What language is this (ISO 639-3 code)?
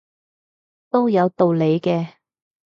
yue